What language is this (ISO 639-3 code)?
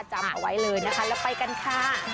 tha